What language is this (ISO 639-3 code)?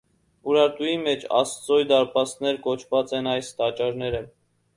hye